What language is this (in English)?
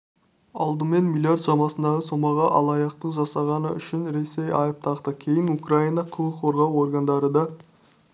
Kazakh